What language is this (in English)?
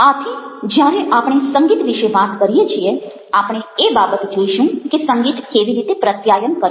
Gujarati